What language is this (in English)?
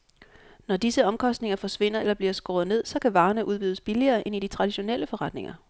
Danish